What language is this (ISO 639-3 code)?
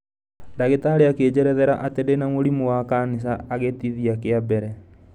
kik